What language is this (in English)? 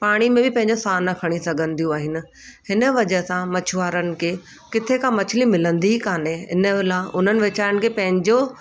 Sindhi